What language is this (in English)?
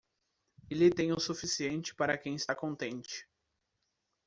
Portuguese